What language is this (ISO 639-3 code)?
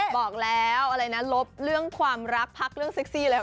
tha